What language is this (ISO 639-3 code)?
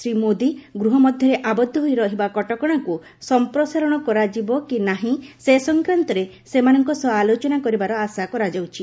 ori